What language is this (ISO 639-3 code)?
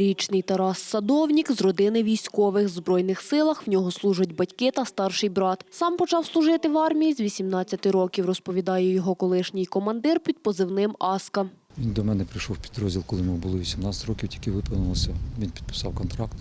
ukr